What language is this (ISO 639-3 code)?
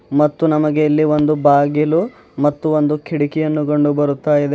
kan